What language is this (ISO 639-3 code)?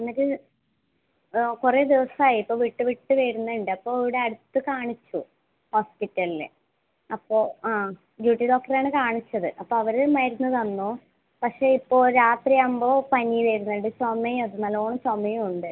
mal